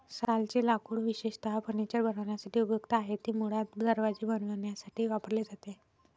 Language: Marathi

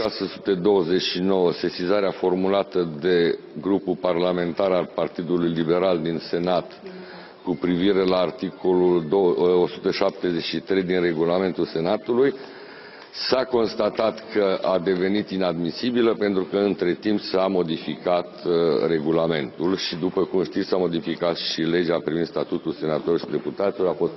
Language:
Romanian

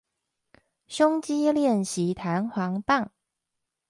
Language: Chinese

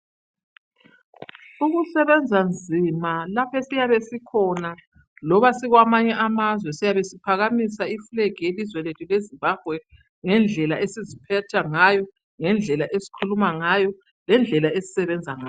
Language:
North Ndebele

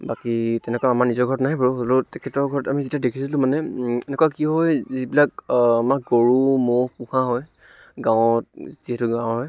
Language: Assamese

